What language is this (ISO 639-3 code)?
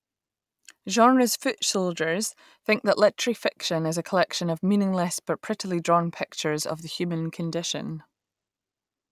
eng